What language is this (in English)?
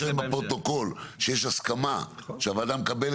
Hebrew